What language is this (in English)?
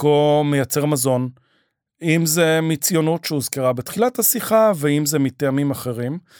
Hebrew